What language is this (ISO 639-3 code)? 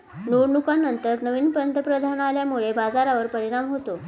mar